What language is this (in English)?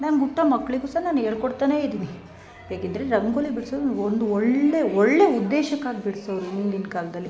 Kannada